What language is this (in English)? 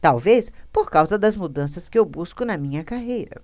Portuguese